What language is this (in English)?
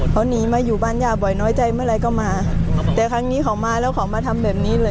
Thai